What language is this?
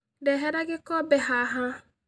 Kikuyu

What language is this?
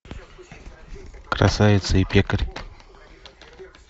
Russian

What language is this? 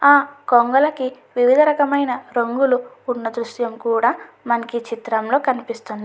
Telugu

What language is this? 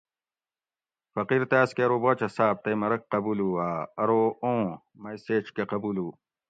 Gawri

